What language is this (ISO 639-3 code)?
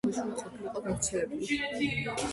kat